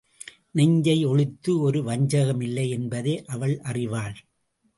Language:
Tamil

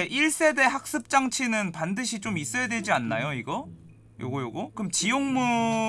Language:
Korean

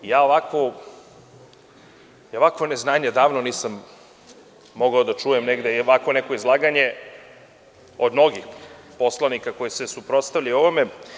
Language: Serbian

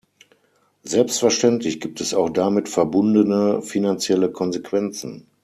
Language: German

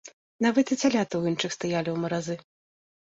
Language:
Belarusian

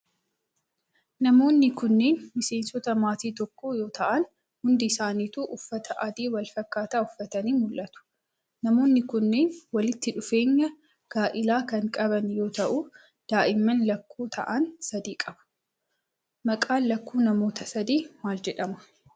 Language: Oromo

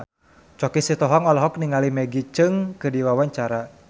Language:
Sundanese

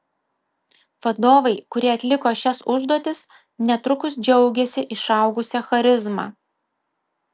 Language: Lithuanian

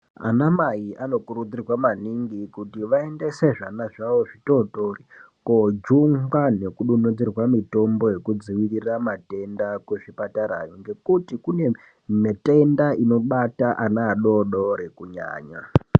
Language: Ndau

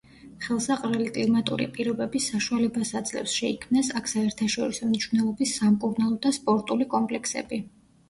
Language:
Georgian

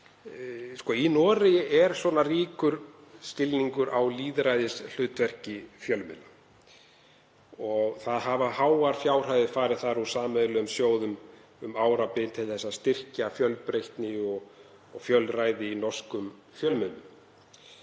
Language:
Icelandic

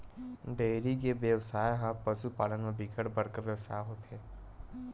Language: Chhattisgarhi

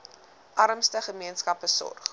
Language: Afrikaans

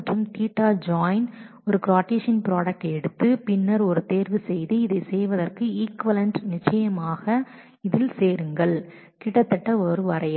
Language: Tamil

